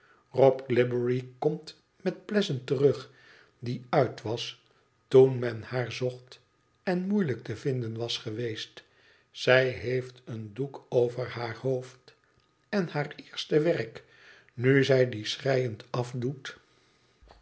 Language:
Dutch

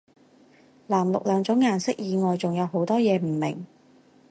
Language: Cantonese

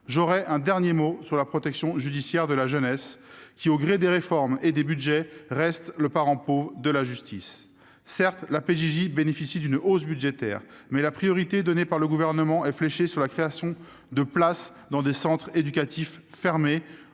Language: French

